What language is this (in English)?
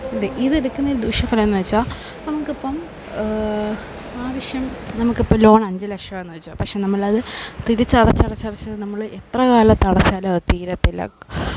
Malayalam